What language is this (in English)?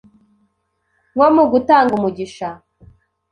Kinyarwanda